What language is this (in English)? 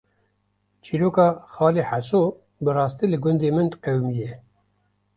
Kurdish